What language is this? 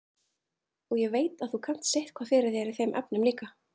Icelandic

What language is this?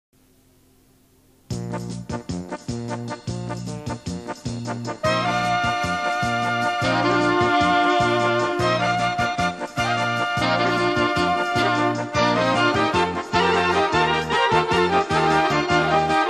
Polish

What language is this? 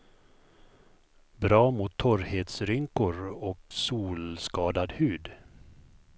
Swedish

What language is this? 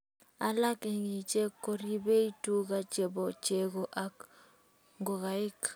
Kalenjin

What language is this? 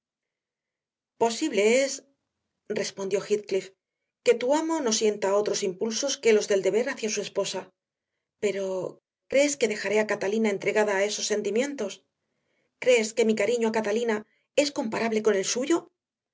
Spanish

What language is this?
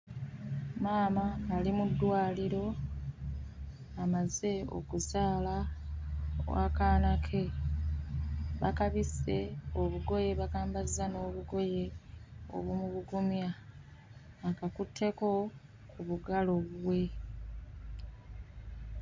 Ganda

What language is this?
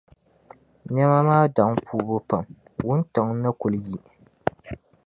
Dagbani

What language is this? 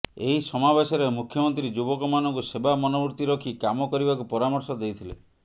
Odia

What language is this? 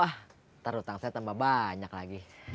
Indonesian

